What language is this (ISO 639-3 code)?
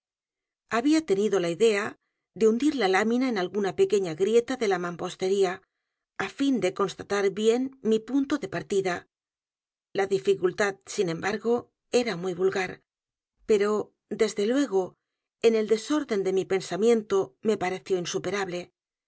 spa